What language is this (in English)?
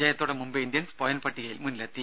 Malayalam